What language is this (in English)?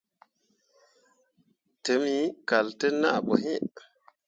Mundang